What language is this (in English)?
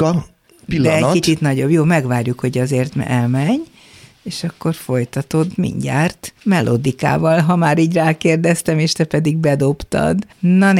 Hungarian